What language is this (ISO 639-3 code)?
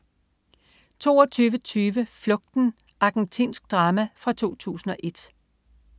dan